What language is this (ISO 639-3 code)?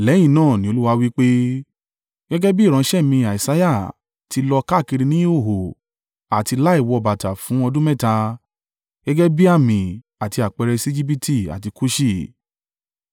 yor